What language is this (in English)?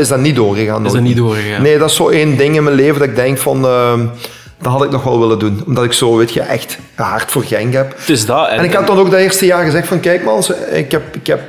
Dutch